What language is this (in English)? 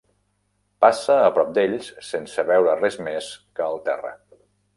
Catalan